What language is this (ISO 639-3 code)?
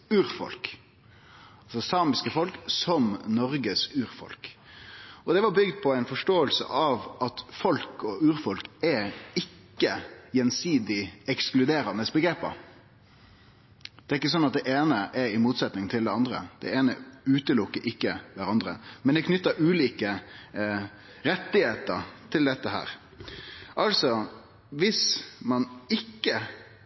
nno